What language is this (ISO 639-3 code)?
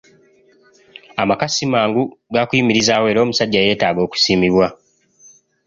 lug